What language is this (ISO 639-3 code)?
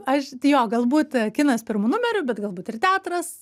lit